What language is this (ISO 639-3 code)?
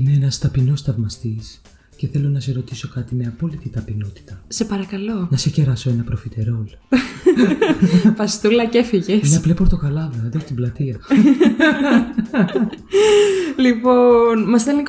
ell